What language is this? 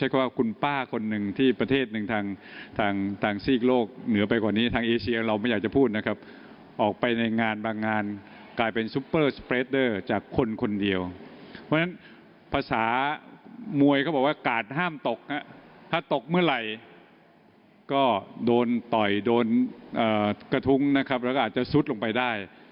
Thai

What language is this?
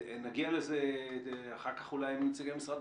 Hebrew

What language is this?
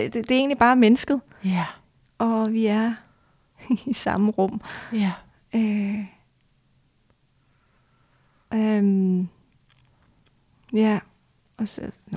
Danish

